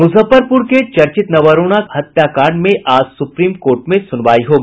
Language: Hindi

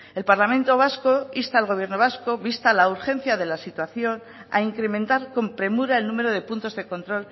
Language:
Spanish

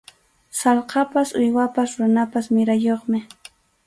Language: Arequipa-La Unión Quechua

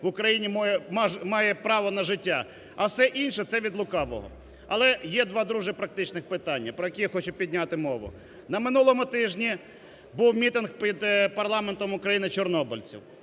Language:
Ukrainian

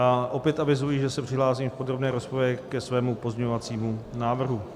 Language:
Czech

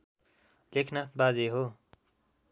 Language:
Nepali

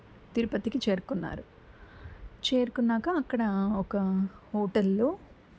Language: Telugu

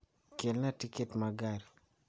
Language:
Luo (Kenya and Tanzania)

